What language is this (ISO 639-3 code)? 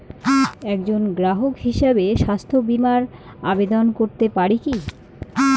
ben